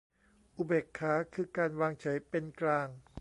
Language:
Thai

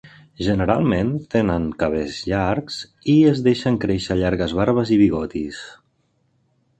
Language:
Catalan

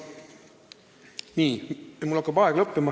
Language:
Estonian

